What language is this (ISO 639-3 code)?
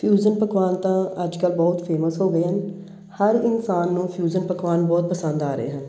pan